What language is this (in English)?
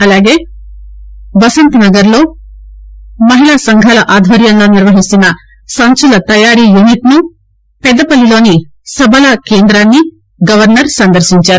Telugu